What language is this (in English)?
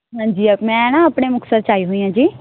Punjabi